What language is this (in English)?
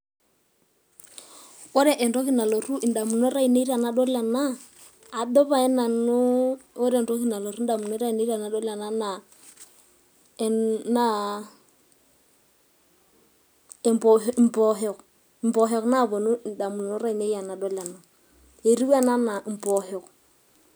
Masai